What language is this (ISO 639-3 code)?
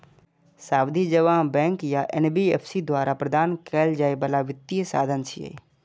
mai